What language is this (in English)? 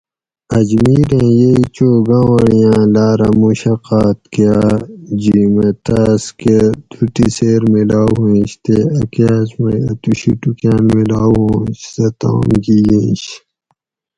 Gawri